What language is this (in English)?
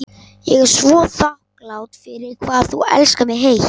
Icelandic